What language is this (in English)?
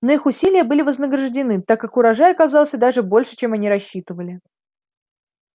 Russian